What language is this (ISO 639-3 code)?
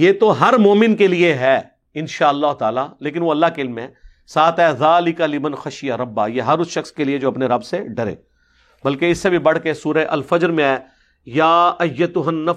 urd